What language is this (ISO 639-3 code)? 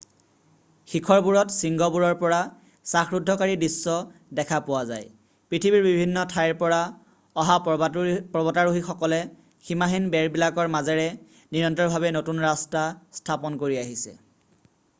asm